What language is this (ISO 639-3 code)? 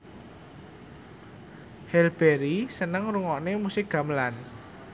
jav